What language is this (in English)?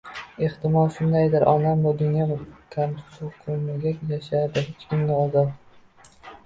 Uzbek